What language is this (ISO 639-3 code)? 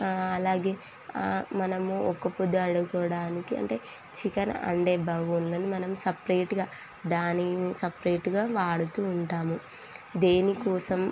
tel